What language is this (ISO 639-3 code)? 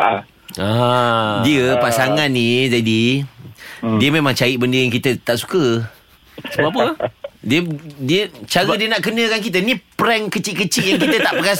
msa